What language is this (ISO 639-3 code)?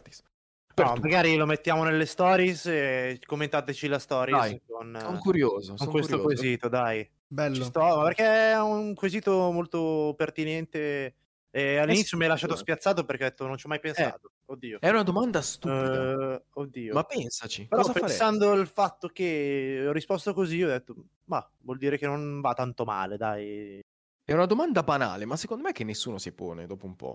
ita